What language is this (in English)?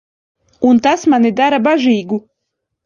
Latvian